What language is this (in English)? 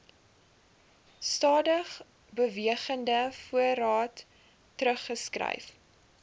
Afrikaans